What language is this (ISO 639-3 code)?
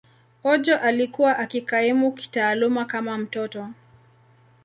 swa